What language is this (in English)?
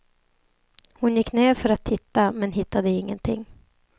Swedish